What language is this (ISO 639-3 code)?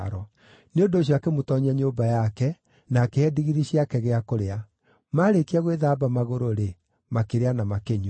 kik